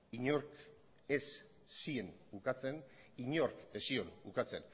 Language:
Basque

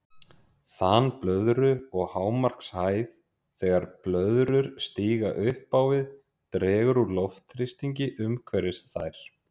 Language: Icelandic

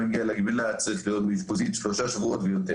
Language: Hebrew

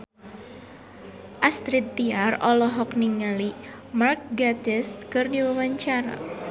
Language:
Sundanese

